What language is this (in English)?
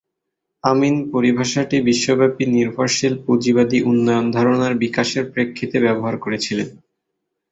Bangla